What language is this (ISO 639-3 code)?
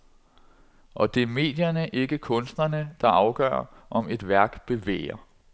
dan